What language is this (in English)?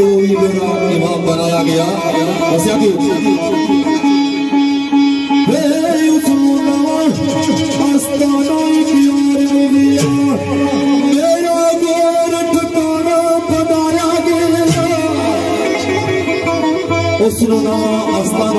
Arabic